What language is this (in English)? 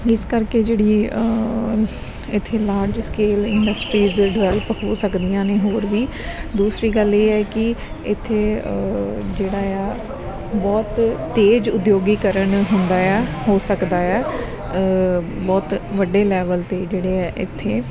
Punjabi